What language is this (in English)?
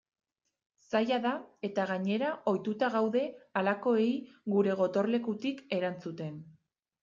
Basque